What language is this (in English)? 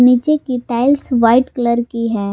Hindi